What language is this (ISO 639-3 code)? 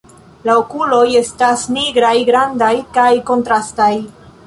epo